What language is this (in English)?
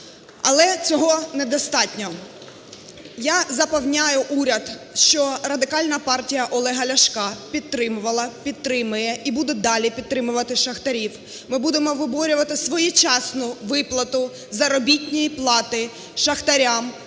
Ukrainian